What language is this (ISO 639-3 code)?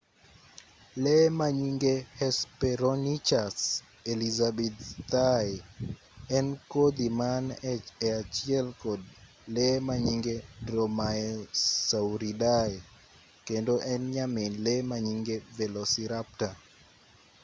luo